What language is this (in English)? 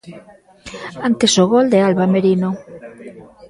Galician